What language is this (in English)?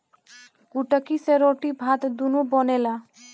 Bhojpuri